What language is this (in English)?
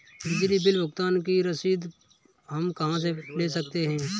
Hindi